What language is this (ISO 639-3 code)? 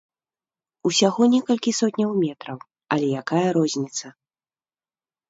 bel